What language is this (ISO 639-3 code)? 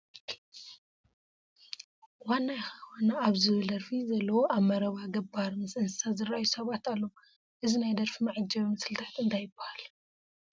tir